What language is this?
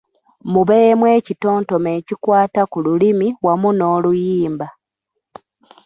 Ganda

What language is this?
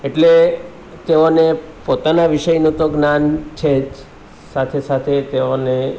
Gujarati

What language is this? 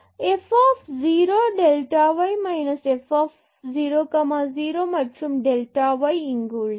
Tamil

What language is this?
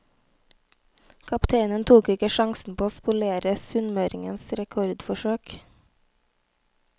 Norwegian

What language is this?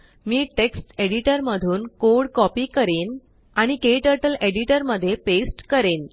Marathi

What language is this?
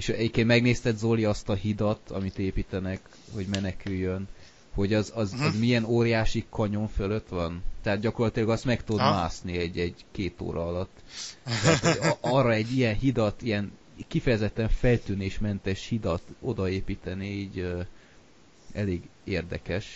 Hungarian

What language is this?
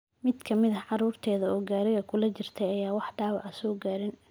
Somali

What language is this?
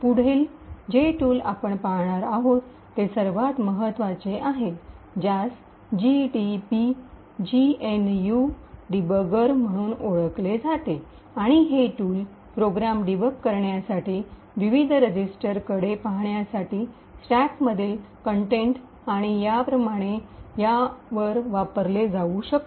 Marathi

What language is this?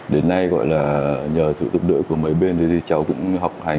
Vietnamese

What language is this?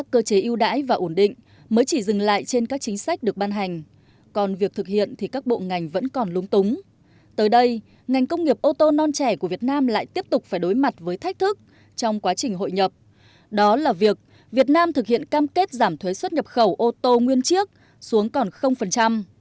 Vietnamese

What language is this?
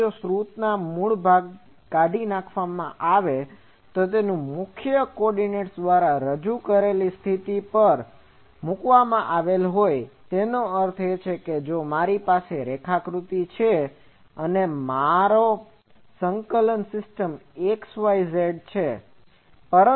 Gujarati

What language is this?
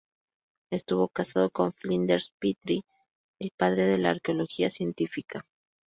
Spanish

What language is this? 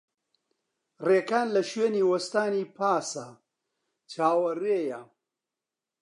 Central Kurdish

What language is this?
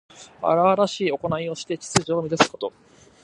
Japanese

